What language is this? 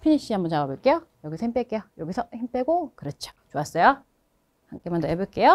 Korean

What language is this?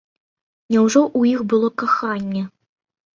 Belarusian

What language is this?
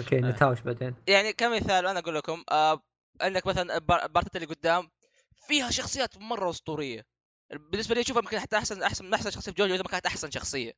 Arabic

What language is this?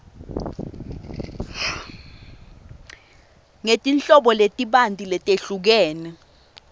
Swati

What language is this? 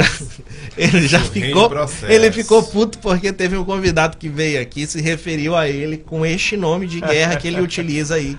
Portuguese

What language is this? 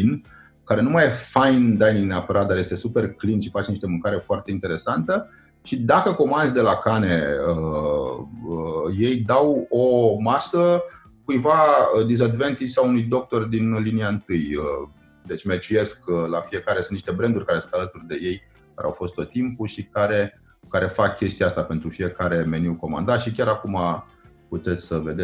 Romanian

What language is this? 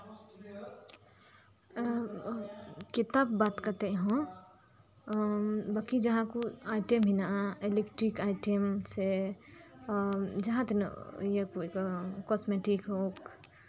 Santali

